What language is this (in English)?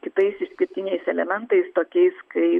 Lithuanian